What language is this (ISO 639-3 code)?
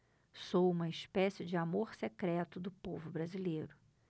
por